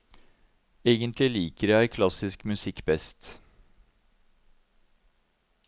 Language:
Norwegian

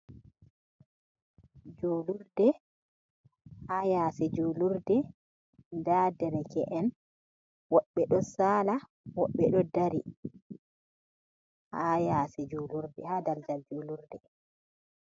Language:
Fula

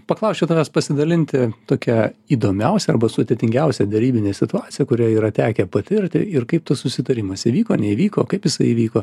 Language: Lithuanian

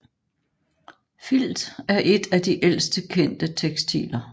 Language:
Danish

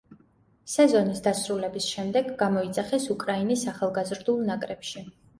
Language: Georgian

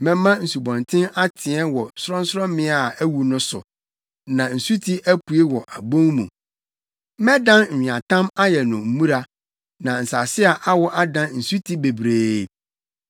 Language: Akan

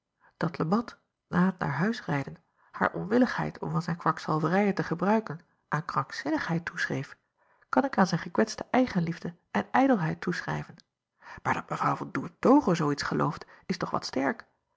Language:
Dutch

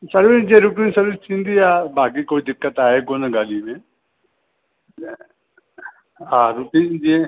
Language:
Sindhi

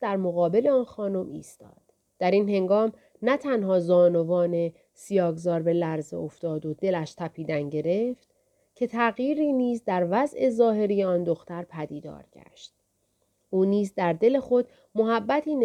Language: Persian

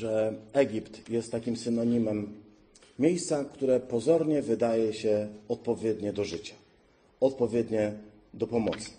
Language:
Polish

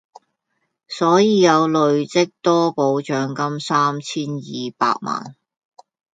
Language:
Cantonese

